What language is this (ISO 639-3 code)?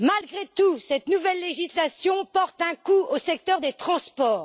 fra